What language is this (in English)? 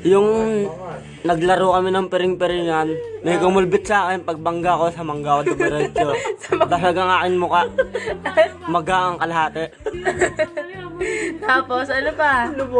Filipino